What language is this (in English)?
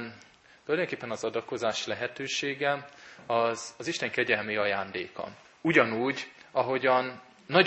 Hungarian